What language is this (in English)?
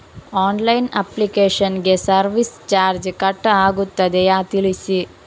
Kannada